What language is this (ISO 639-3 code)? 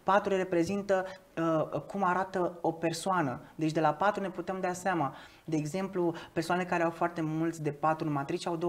ron